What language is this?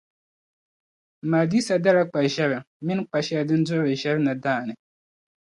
Dagbani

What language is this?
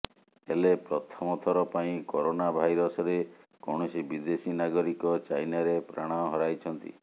Odia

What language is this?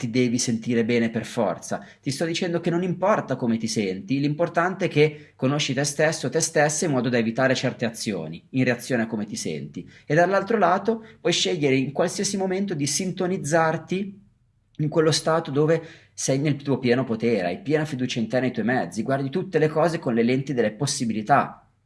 Italian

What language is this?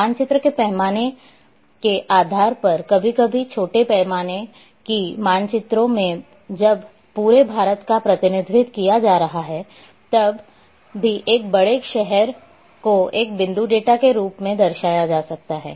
Hindi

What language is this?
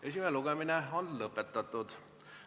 Estonian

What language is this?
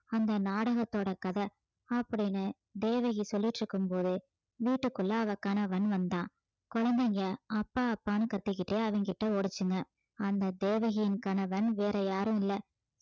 Tamil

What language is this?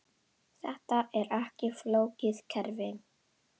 Icelandic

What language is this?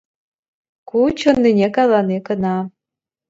Chuvash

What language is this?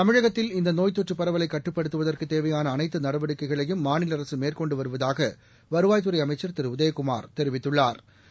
Tamil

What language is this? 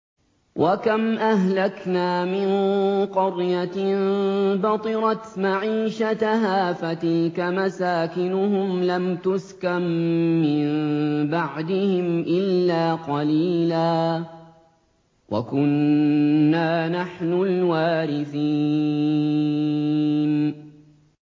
Arabic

